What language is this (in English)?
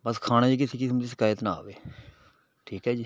Punjabi